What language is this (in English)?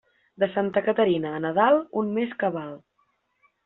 Catalan